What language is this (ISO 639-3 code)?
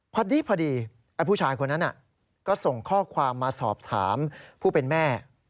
tha